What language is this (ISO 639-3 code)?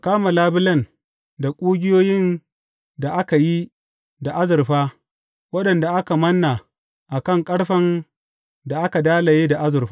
hau